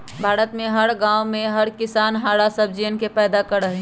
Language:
Magahi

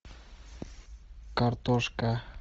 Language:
Russian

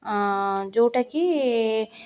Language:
Odia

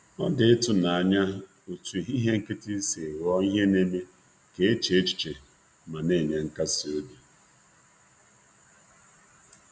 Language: Igbo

